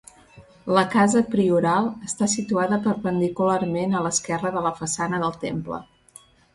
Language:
Catalan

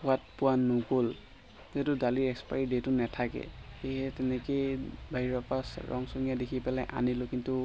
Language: Assamese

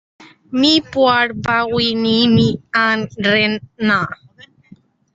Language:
Hakha Chin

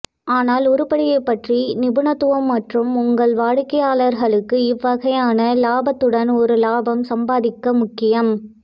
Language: Tamil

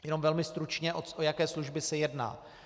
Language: Czech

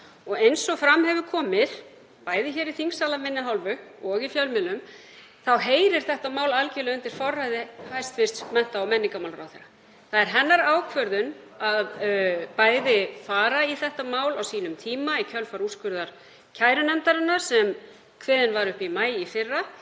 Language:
Icelandic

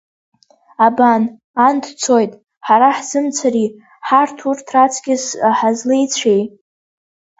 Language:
Abkhazian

